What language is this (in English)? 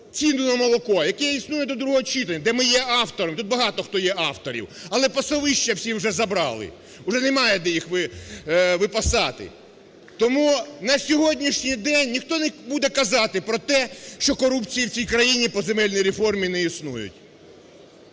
Ukrainian